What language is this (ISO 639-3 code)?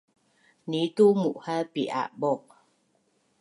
bnn